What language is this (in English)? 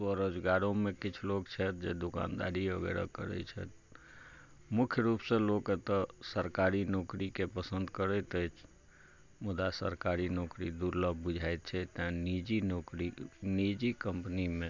Maithili